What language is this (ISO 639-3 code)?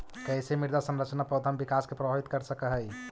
mag